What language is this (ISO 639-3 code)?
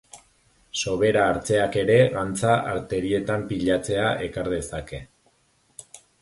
eus